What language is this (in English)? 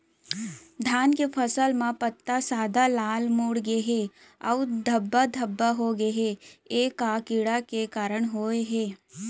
Chhattisgarhi